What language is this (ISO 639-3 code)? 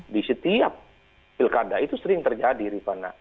ind